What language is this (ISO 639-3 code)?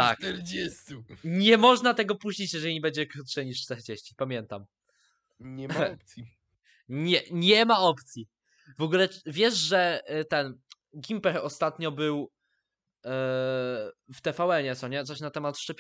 pol